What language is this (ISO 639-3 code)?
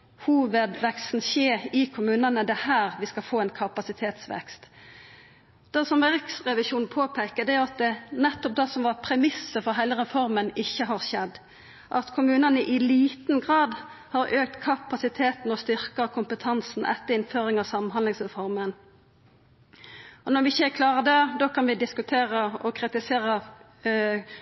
nno